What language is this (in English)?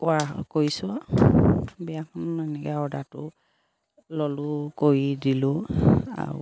Assamese